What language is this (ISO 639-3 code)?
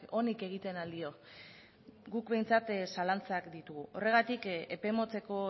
eus